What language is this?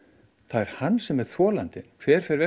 Icelandic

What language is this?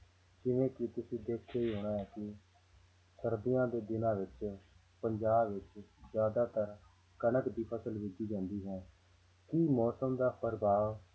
Punjabi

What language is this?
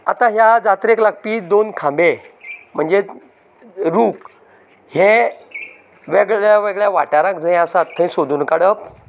Konkani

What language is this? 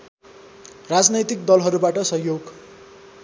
Nepali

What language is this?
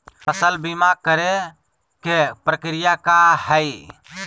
Magahi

